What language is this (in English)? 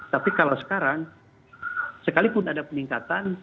Indonesian